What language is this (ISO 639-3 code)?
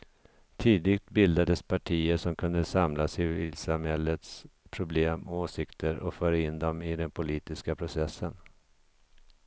swe